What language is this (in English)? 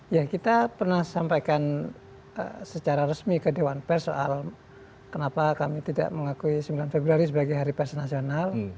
Indonesian